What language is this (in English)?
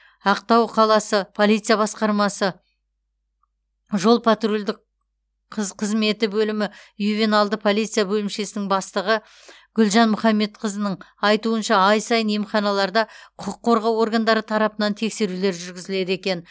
Kazakh